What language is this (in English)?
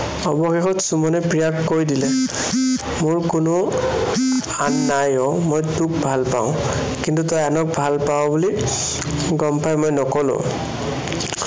Assamese